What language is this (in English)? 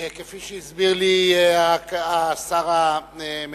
Hebrew